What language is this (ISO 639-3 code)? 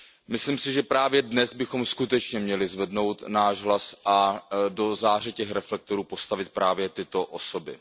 ces